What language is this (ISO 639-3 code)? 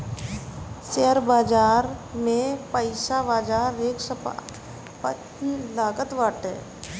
bho